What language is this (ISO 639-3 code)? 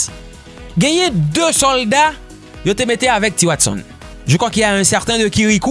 fra